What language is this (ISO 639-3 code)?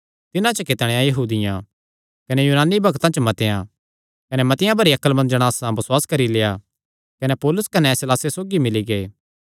xnr